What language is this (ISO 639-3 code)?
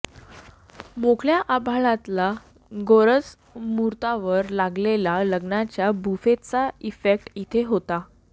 mar